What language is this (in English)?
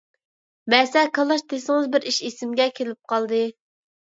Uyghur